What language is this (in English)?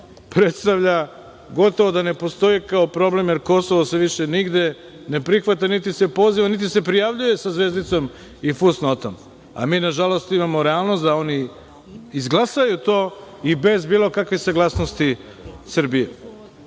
Serbian